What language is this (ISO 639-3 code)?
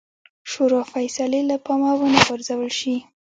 pus